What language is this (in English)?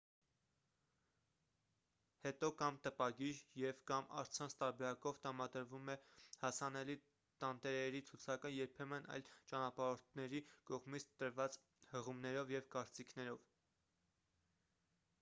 Armenian